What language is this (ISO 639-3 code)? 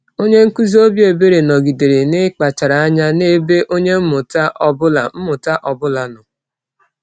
ibo